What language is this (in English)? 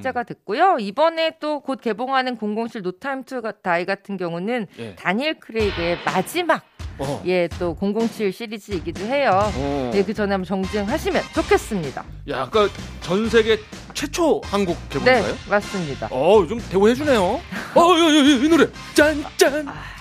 Korean